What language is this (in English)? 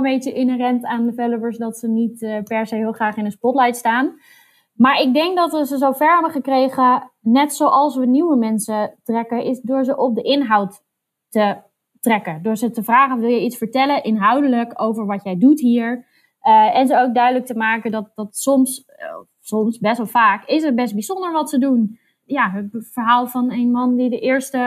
Dutch